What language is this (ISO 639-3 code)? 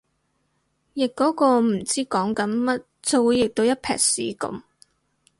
yue